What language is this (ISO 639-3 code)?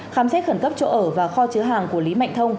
vie